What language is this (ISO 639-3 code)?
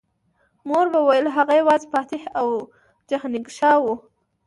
pus